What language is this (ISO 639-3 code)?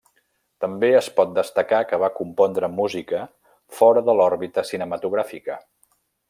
cat